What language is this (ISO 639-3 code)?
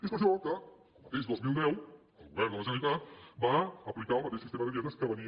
cat